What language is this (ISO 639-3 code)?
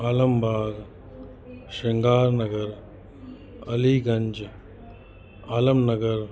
snd